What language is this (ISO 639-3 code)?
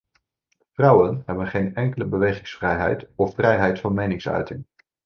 nld